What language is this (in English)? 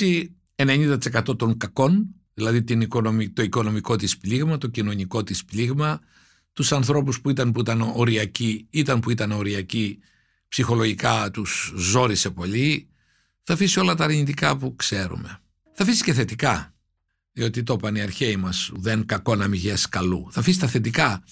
Greek